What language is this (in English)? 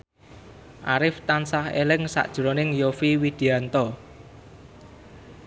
Javanese